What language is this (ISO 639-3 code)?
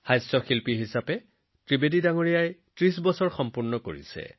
asm